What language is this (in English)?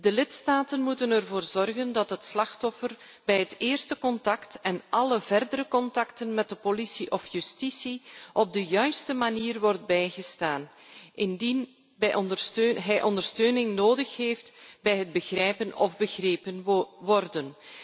Dutch